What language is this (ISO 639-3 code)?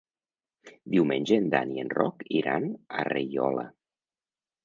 cat